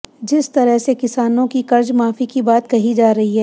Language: Hindi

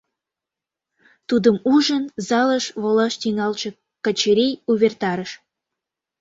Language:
Mari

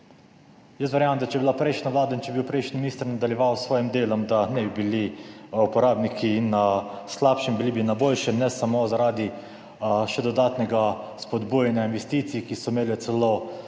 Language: Slovenian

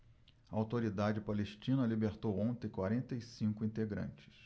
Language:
Portuguese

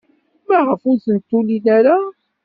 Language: Kabyle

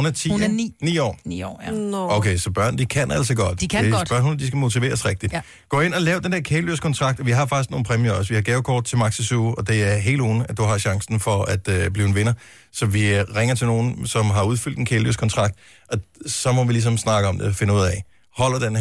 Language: Danish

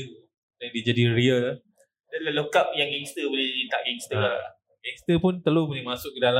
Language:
Malay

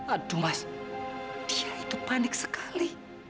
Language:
Indonesian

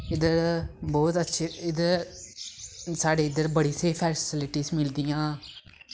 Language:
Dogri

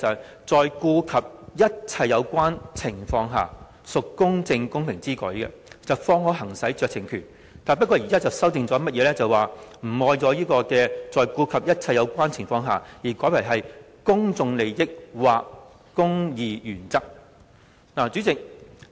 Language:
Cantonese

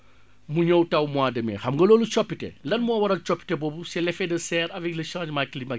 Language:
Wolof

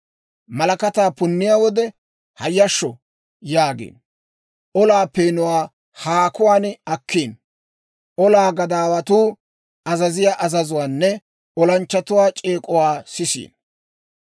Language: Dawro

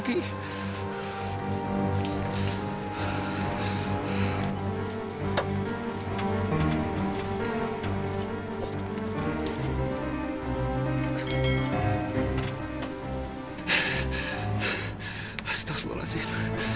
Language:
Indonesian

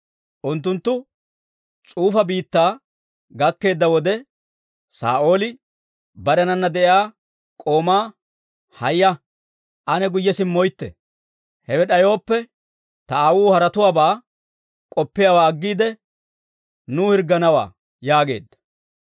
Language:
Dawro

